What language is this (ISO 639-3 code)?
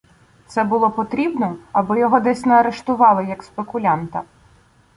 ukr